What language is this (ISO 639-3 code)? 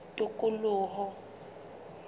sot